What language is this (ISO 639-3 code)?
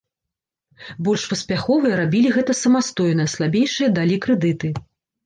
bel